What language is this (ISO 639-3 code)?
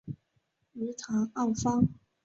zho